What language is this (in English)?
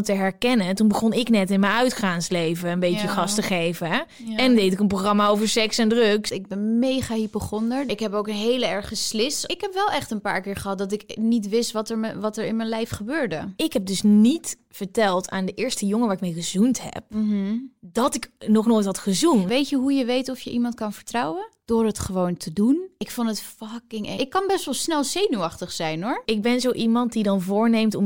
Dutch